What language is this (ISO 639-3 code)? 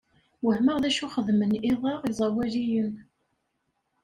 kab